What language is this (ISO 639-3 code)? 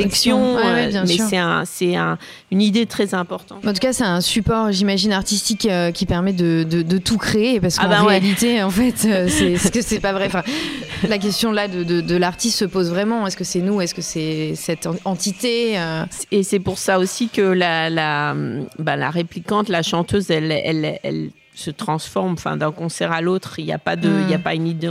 fra